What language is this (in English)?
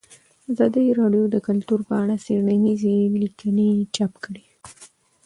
Pashto